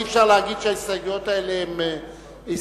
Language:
Hebrew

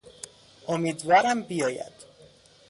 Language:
Persian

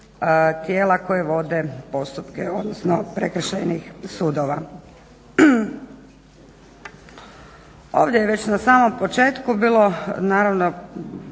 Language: Croatian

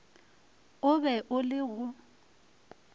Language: Northern Sotho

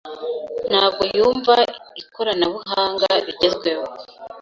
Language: Kinyarwanda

